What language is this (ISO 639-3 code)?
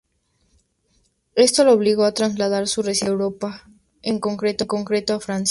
spa